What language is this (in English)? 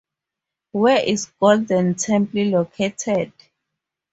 English